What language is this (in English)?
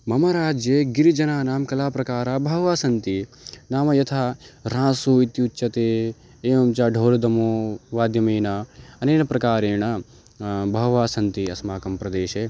Sanskrit